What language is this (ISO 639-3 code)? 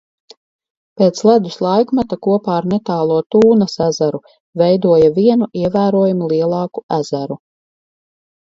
lav